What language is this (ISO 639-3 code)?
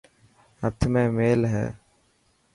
mki